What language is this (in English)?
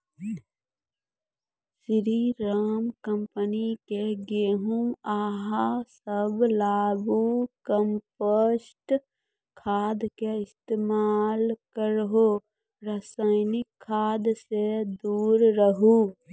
Maithili